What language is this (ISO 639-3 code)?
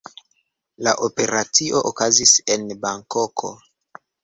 epo